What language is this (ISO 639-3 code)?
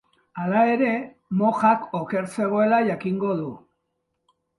eus